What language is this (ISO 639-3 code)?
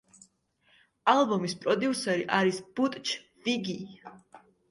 kat